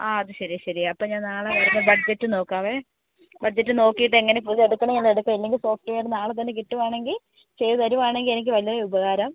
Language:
Malayalam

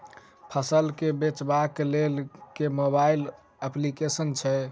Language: Maithili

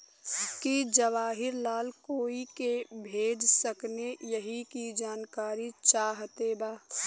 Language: Bhojpuri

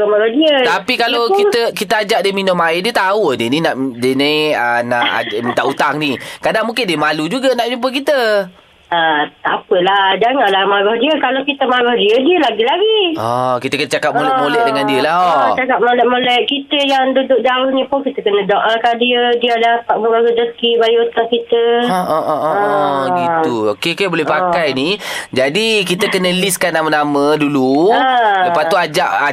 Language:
Malay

